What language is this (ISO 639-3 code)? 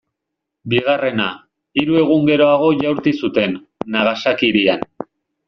eus